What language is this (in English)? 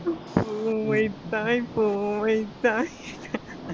Tamil